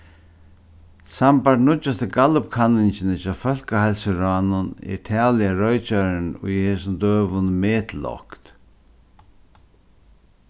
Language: Faroese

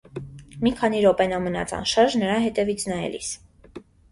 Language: Armenian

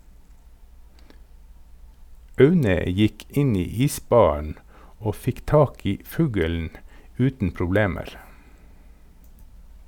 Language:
Norwegian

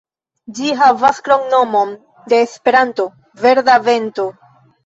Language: Esperanto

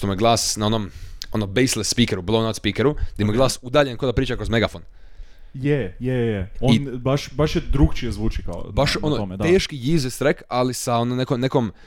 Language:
Croatian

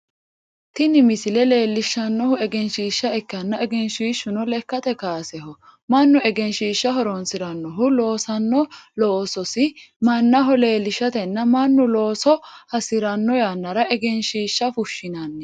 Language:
Sidamo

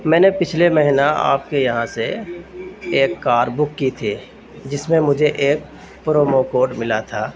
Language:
Urdu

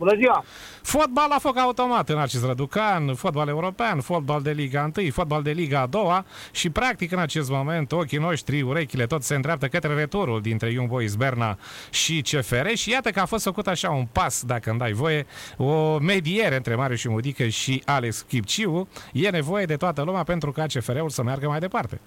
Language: Romanian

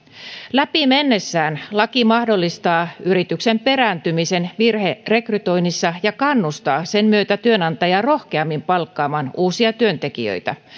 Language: Finnish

